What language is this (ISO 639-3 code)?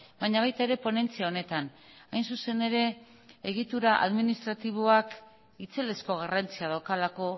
eus